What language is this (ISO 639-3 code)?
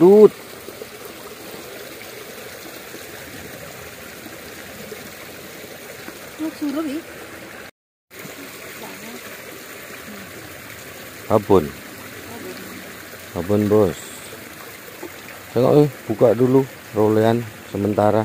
ind